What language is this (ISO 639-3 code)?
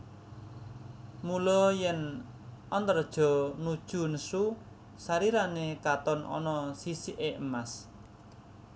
jav